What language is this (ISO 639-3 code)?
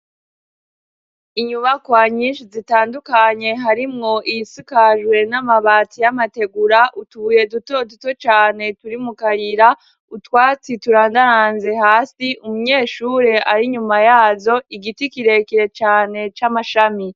run